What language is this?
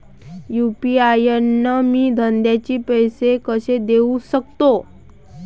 Marathi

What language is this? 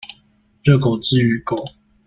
Chinese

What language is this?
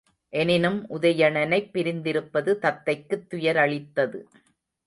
Tamil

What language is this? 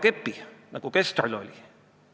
Estonian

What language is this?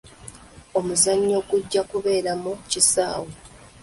Ganda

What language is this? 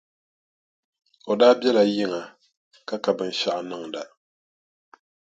Dagbani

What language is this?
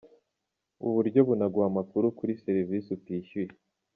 Kinyarwanda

